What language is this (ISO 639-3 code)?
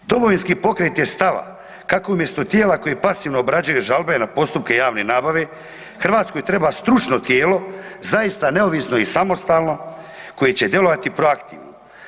hrv